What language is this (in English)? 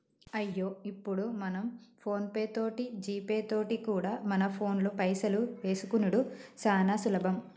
Telugu